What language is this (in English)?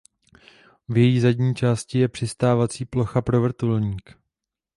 Czech